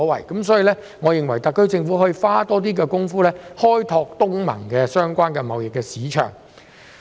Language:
Cantonese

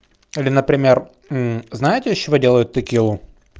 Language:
Russian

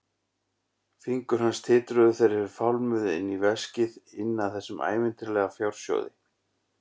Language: Icelandic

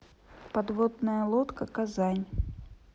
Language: Russian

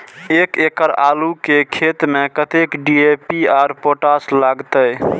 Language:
Maithili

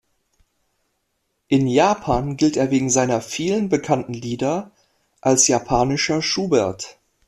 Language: German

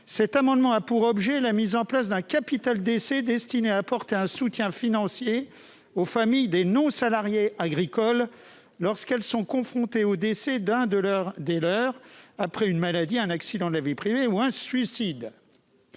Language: French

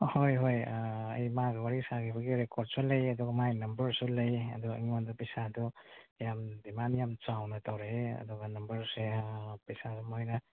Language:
Manipuri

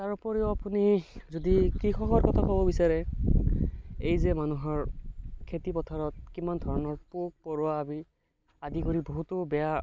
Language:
Assamese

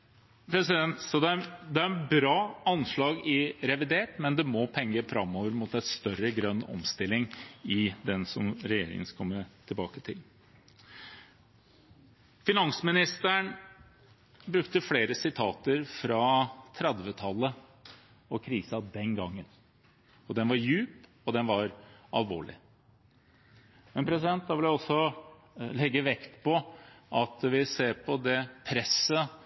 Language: Norwegian Bokmål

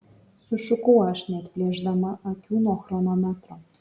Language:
Lithuanian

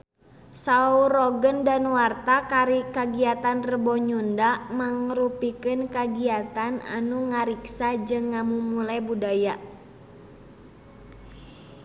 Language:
Sundanese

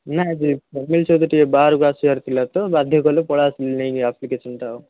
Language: Odia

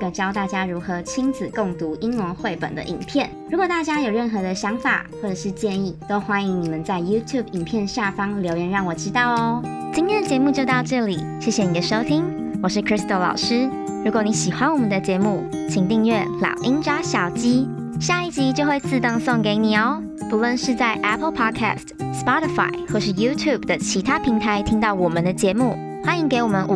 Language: Chinese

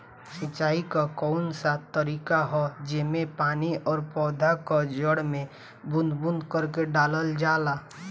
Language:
Bhojpuri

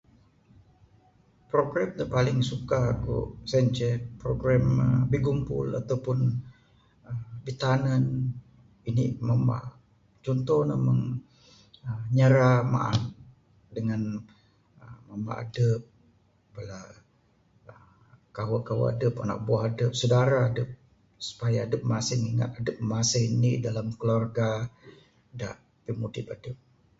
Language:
Bukar-Sadung Bidayuh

